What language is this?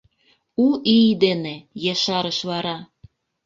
Mari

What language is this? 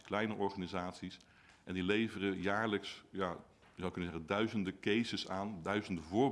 Dutch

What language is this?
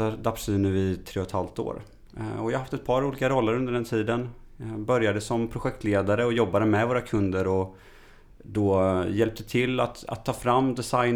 Swedish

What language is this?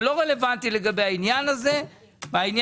Hebrew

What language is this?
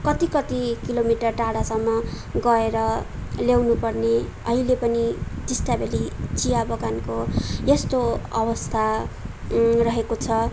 Nepali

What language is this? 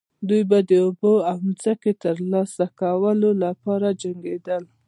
Pashto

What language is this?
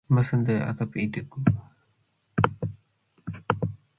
Matsés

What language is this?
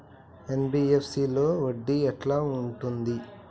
Telugu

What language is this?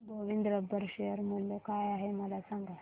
Marathi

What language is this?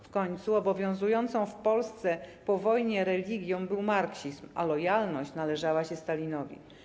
Polish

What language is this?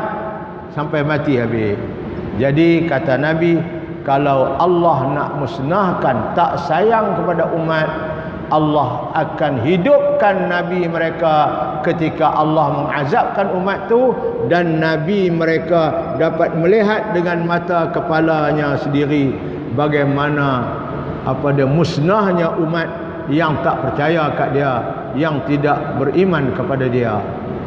Malay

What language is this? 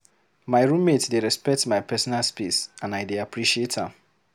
Nigerian Pidgin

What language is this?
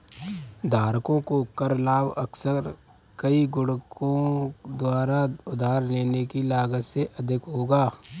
Hindi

